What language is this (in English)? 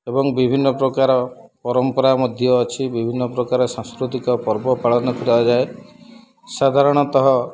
Odia